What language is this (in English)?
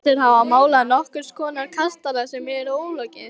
Icelandic